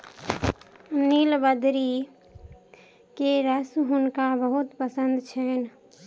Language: Maithili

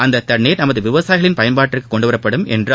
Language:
Tamil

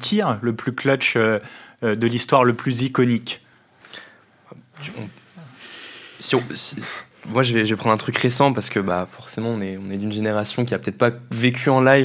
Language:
French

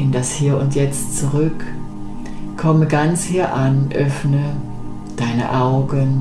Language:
German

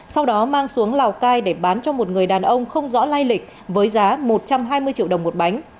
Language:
Vietnamese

